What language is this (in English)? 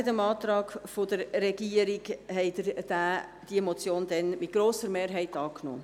Swiss German